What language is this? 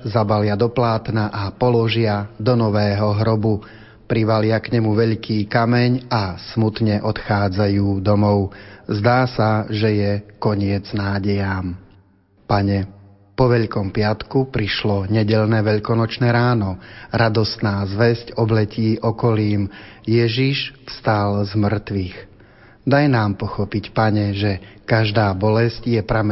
Slovak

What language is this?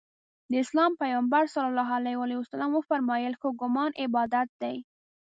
Pashto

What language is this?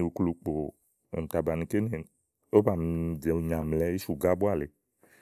Igo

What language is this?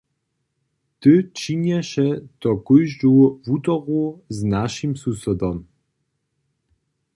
Upper Sorbian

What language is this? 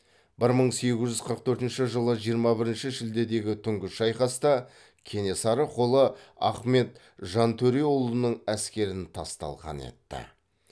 Kazakh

